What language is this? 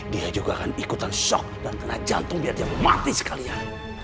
Indonesian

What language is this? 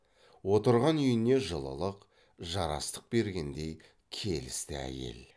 Kazakh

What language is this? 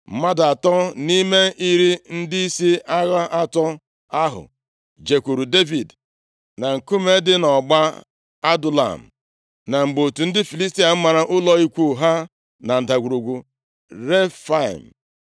Igbo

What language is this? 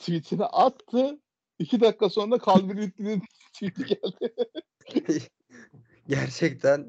Turkish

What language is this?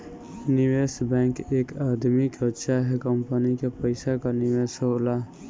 Bhojpuri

